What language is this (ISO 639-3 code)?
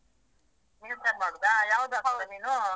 kan